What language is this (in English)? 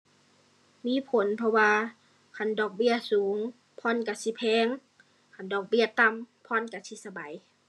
Thai